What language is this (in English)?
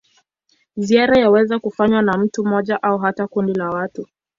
Swahili